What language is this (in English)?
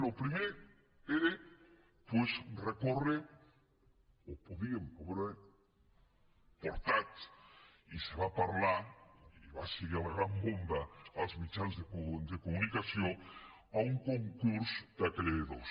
Catalan